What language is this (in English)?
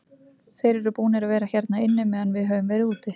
Icelandic